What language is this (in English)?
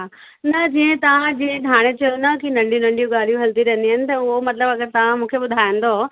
Sindhi